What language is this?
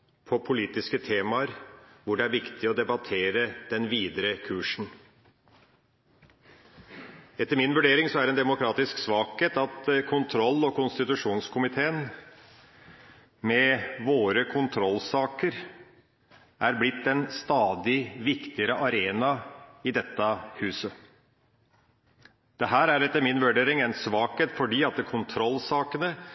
Norwegian Bokmål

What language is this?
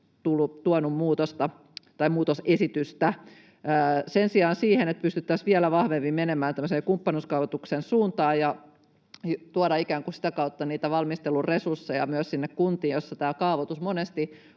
Finnish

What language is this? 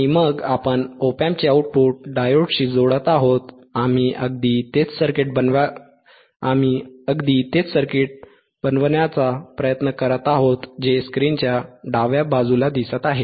Marathi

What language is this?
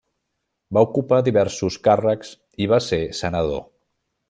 Catalan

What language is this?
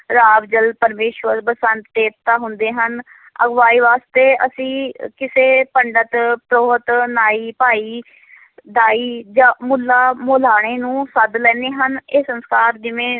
Punjabi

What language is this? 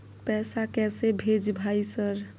Maithili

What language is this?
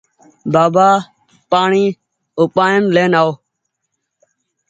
Goaria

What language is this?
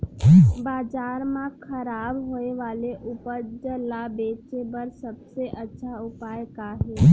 Chhattisgarhi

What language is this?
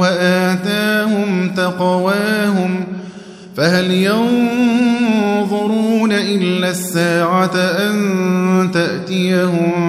Arabic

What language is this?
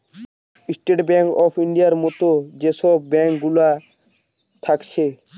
Bangla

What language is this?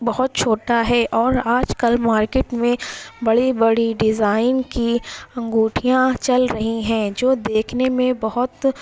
Urdu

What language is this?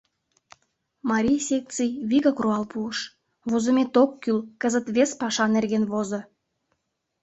Mari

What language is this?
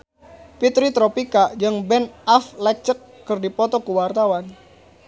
Sundanese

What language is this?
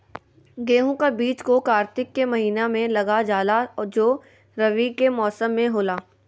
Magahi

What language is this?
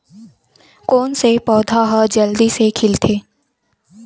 Chhattisgarhi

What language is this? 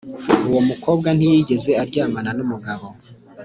Kinyarwanda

